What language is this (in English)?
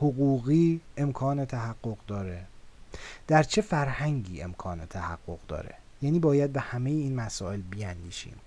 Persian